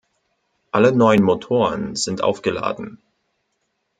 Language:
German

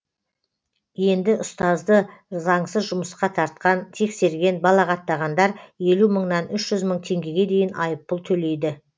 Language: Kazakh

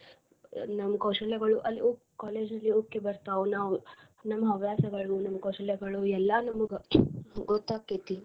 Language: Kannada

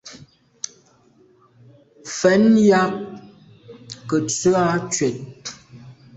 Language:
Medumba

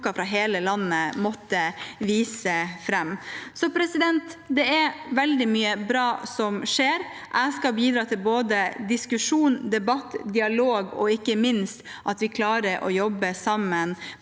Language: Norwegian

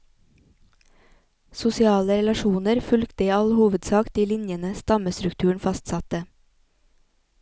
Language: Norwegian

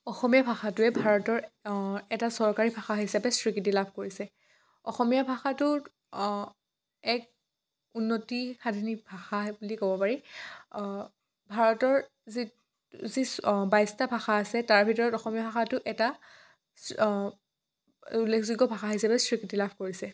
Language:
Assamese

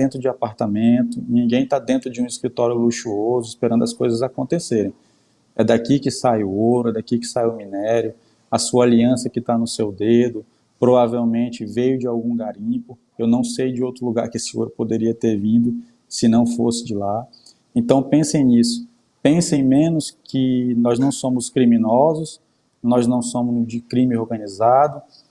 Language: Portuguese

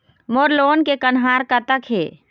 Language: Chhattisgarhi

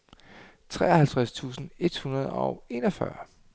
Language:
Danish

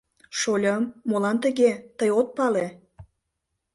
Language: Mari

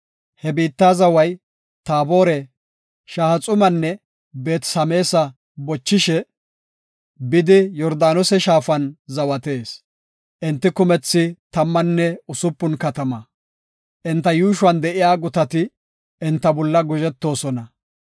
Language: Gofa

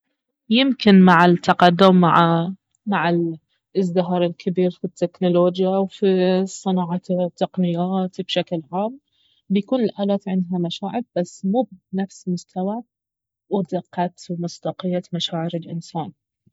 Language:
Baharna Arabic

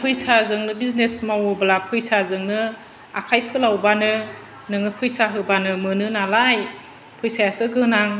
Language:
Bodo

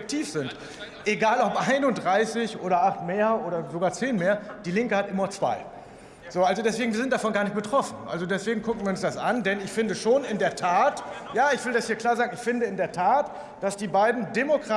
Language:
German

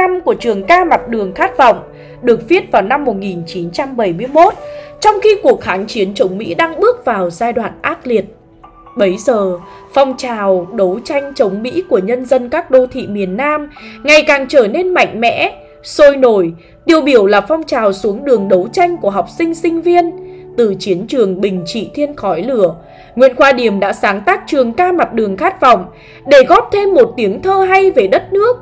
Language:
Vietnamese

